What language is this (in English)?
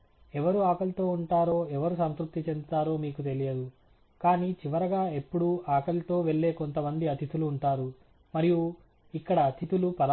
Telugu